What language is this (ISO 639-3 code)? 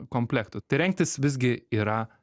lit